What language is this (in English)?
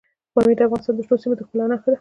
Pashto